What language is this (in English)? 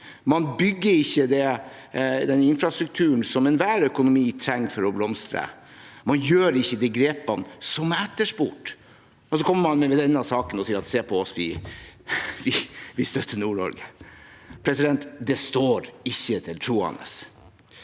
Norwegian